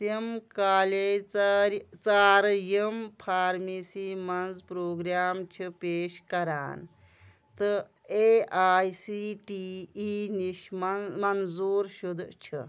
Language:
Kashmiri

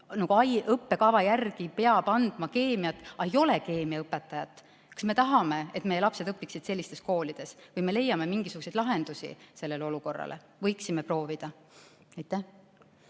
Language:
Estonian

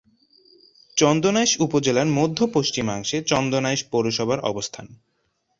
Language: Bangla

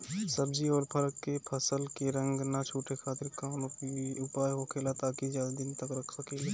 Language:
Bhojpuri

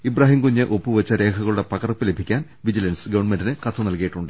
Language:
Malayalam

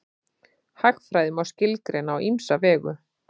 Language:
Icelandic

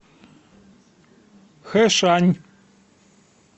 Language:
Russian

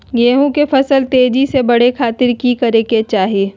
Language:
Magahi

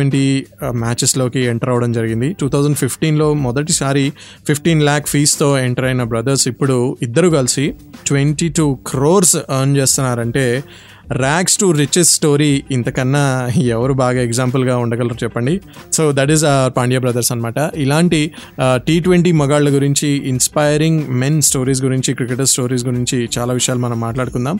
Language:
Telugu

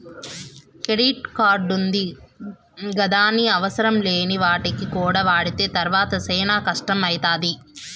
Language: Telugu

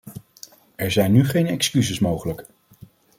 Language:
Dutch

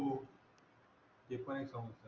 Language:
Marathi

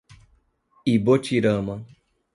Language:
Portuguese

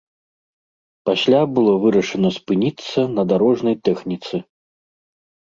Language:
Belarusian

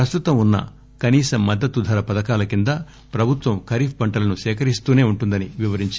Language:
Telugu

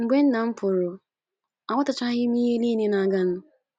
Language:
Igbo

